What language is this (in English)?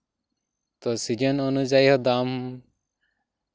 Santali